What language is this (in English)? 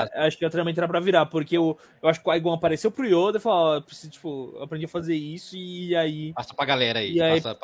Portuguese